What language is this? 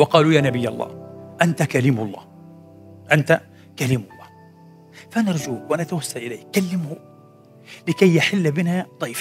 Arabic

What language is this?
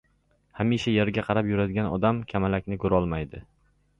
Uzbek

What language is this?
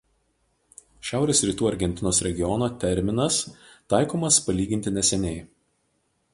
Lithuanian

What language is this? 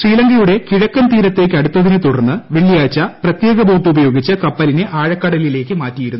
Malayalam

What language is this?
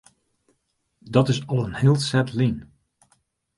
Western Frisian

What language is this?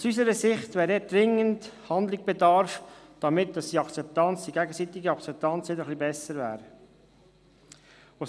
Swiss German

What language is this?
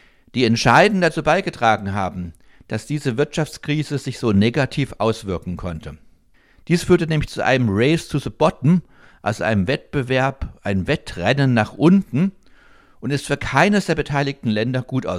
German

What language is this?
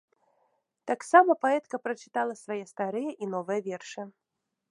Belarusian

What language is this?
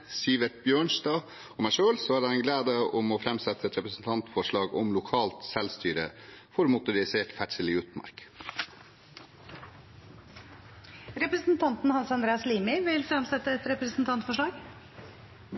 Norwegian Bokmål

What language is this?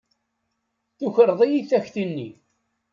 Kabyle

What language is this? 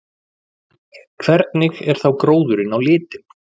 Icelandic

